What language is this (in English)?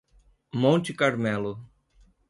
Portuguese